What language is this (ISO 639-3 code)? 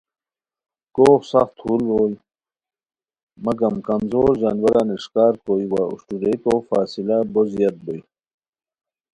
khw